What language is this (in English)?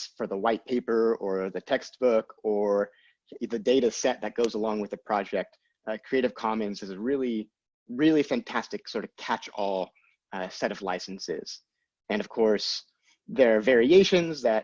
English